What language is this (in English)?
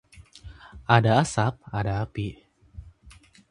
Indonesian